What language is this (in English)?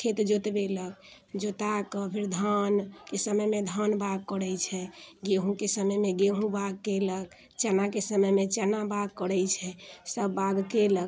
Maithili